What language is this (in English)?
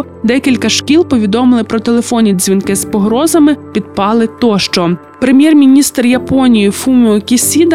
Ukrainian